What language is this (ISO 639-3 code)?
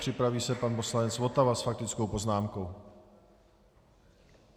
ces